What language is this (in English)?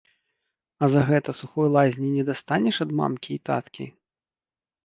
Belarusian